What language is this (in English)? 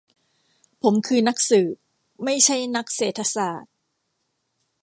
Thai